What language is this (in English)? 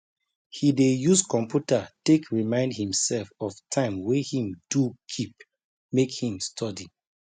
Nigerian Pidgin